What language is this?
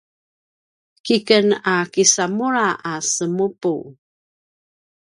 Paiwan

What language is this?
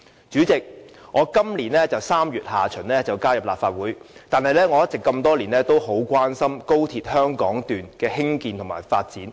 Cantonese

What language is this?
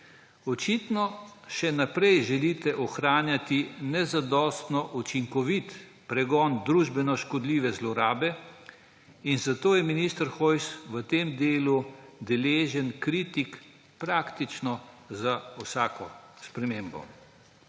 Slovenian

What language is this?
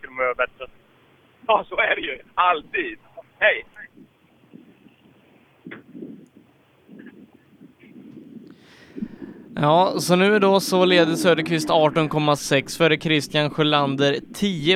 Swedish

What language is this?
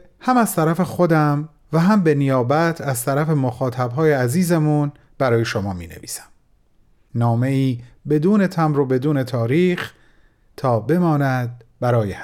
Persian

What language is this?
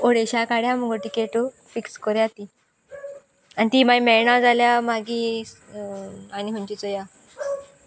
Konkani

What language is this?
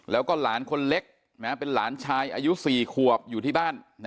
Thai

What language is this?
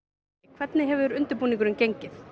Icelandic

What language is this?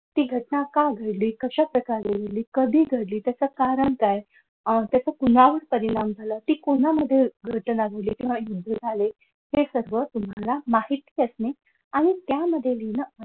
Marathi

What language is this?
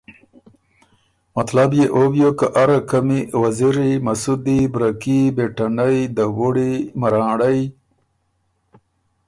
Ormuri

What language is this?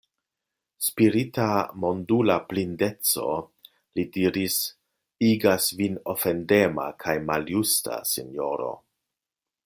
Esperanto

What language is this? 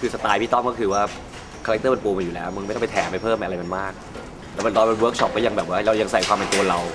Thai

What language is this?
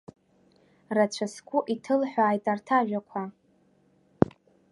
Abkhazian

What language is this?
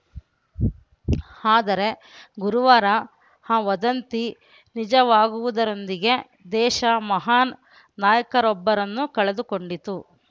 Kannada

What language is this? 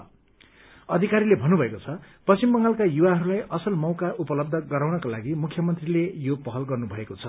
Nepali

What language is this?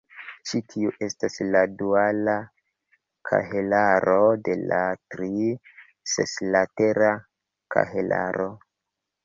Esperanto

